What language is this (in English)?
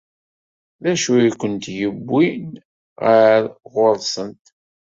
Kabyle